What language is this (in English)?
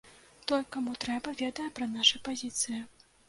Belarusian